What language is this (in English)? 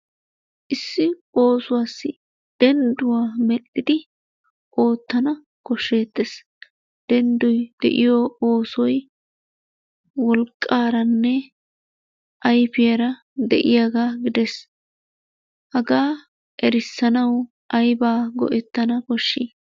Wolaytta